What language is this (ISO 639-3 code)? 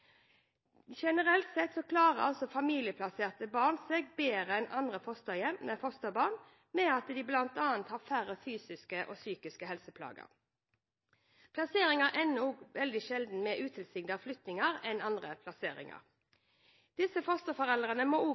nob